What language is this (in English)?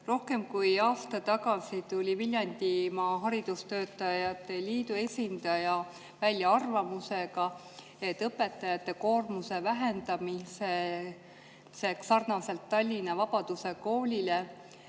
Estonian